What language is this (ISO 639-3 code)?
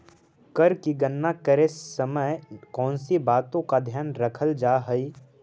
mag